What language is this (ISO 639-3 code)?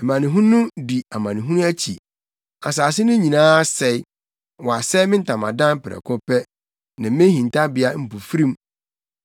aka